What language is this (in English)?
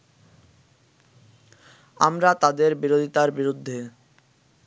Bangla